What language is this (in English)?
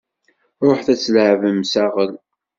Kabyle